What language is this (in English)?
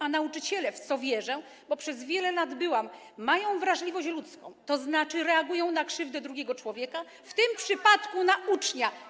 Polish